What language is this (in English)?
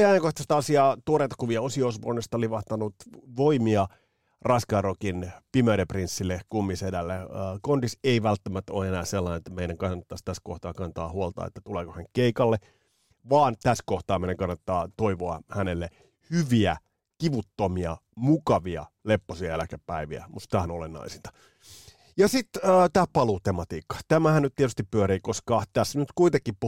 Finnish